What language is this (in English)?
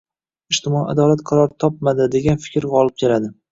Uzbek